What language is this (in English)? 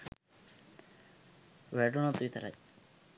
Sinhala